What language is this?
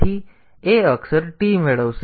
Gujarati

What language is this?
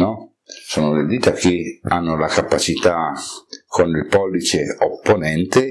Italian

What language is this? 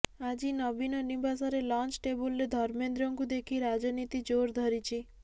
Odia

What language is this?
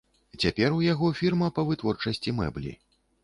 Belarusian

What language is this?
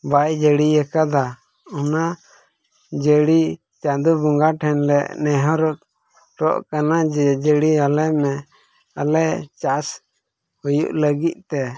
Santali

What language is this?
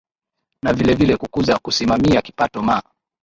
Swahili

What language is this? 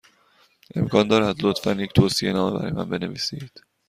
Persian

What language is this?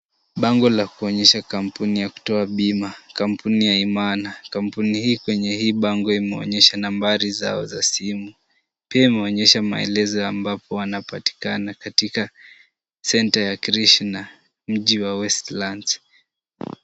Swahili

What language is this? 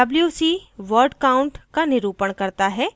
Hindi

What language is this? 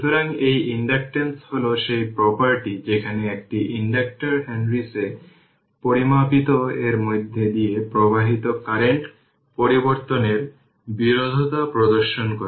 Bangla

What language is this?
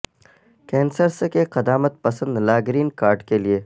Urdu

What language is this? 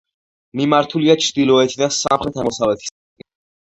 Georgian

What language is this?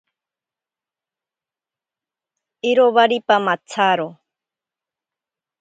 Ashéninka Perené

